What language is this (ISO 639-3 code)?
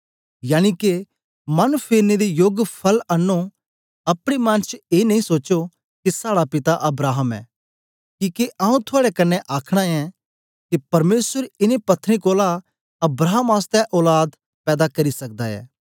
doi